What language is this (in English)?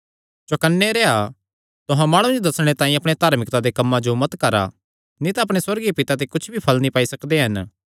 Kangri